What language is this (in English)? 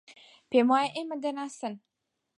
Central Kurdish